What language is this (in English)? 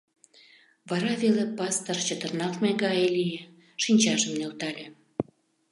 Mari